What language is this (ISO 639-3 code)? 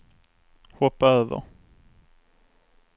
swe